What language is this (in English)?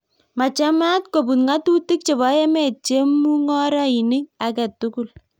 Kalenjin